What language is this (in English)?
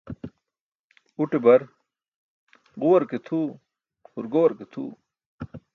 Burushaski